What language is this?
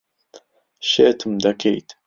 Central Kurdish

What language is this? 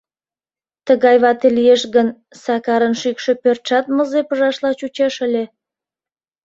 Mari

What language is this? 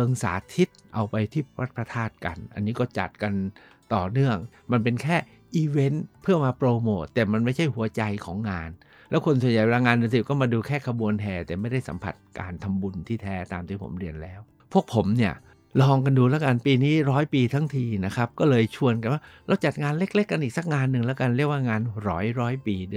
Thai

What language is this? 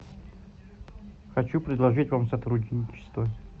Russian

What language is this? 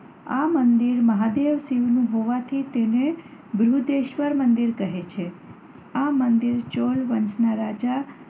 Gujarati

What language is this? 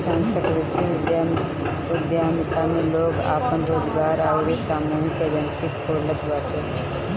Bhojpuri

